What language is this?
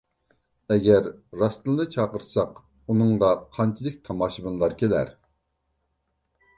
Uyghur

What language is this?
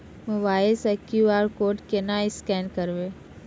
Maithili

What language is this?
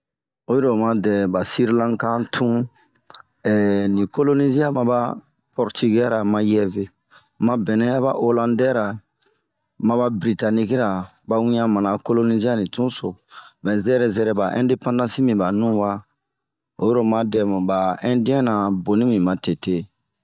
Bomu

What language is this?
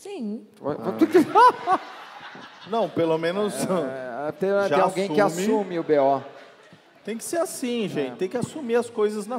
Portuguese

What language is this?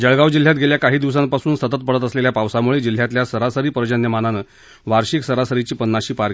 Marathi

